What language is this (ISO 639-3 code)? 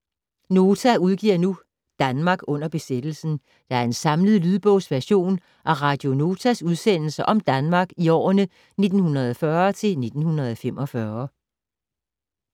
dan